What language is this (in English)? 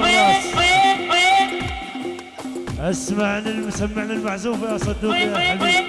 Arabic